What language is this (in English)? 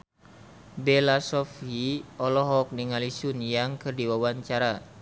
Sundanese